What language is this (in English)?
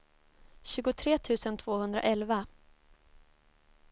Swedish